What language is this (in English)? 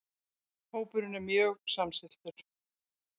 Icelandic